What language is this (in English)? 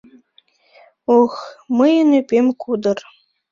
Mari